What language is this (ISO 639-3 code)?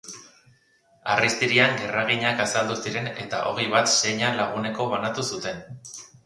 eus